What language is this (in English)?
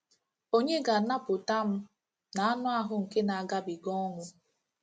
Igbo